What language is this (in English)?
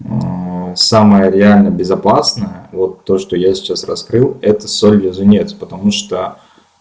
Russian